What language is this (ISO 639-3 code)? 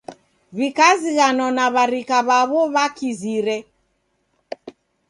dav